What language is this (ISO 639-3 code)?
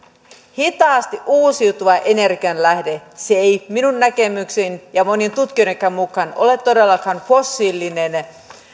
fin